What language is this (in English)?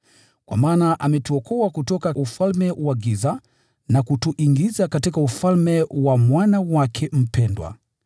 Swahili